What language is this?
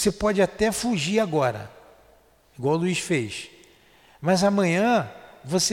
Portuguese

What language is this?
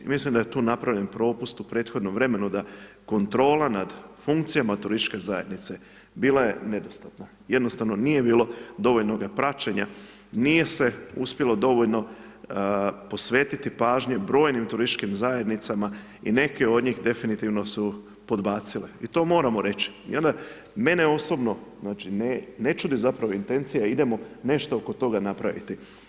Croatian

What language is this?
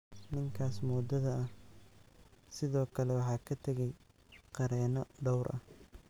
Somali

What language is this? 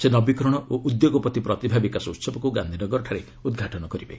Odia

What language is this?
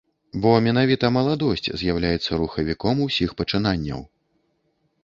Belarusian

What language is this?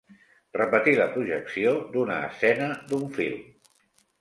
Catalan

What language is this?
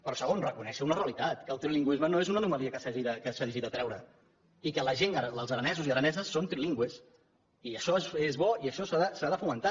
Catalan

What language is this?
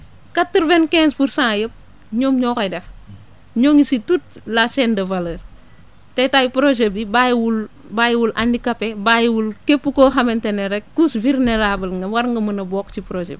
Wolof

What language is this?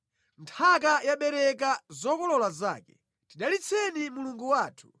Nyanja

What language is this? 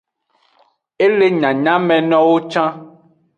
Aja (Benin)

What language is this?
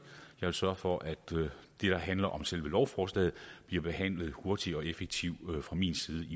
Danish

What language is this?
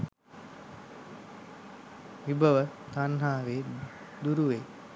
Sinhala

